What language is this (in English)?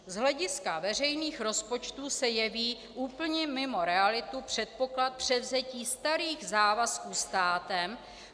Czech